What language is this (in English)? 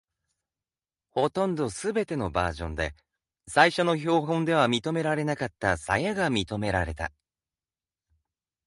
Japanese